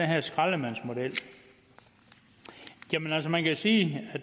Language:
Danish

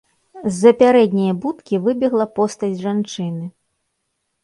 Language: Belarusian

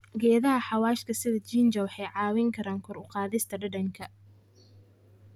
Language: Somali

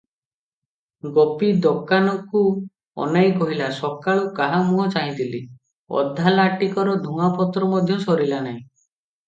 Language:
Odia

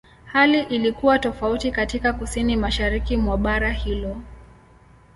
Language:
Swahili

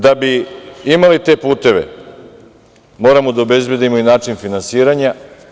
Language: Serbian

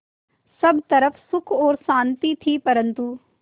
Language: Hindi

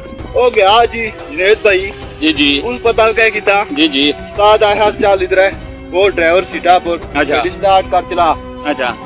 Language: Hindi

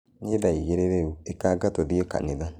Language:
Kikuyu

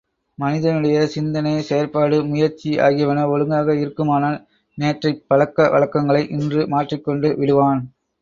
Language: Tamil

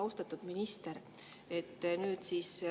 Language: Estonian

